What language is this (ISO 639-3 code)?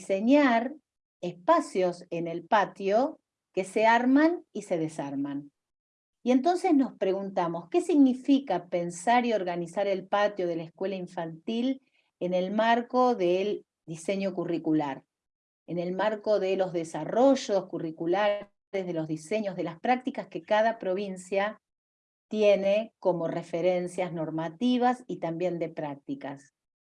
spa